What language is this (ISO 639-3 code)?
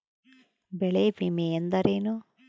kan